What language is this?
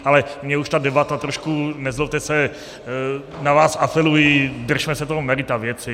Czech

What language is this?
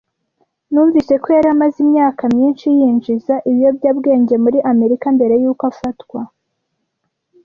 Kinyarwanda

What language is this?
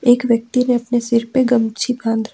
Hindi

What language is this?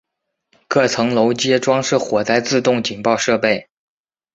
Chinese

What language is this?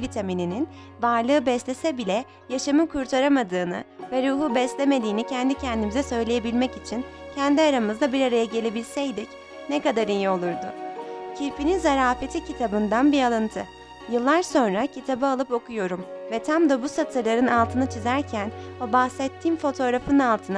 Turkish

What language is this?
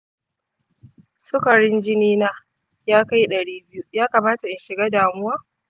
Hausa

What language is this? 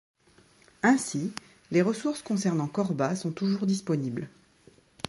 French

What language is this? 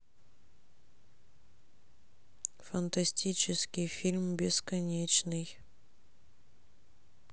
Russian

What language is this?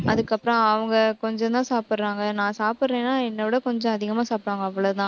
Tamil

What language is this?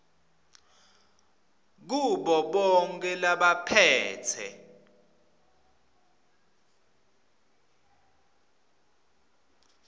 Swati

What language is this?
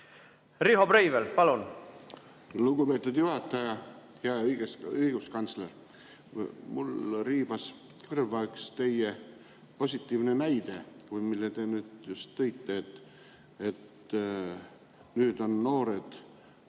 Estonian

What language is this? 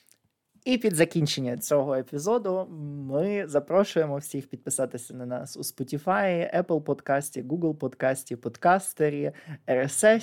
Ukrainian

